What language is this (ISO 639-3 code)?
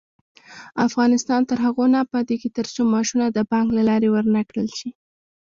pus